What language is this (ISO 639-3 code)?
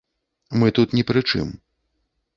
bel